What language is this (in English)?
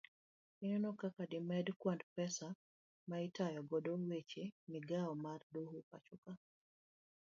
Luo (Kenya and Tanzania)